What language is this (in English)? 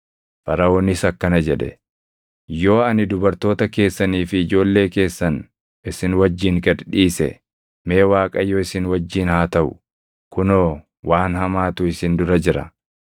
Oromo